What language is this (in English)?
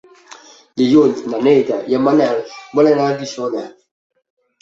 Catalan